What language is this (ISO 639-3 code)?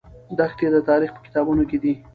pus